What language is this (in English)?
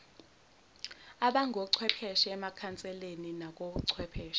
Zulu